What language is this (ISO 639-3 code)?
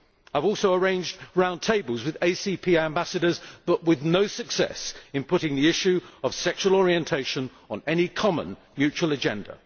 eng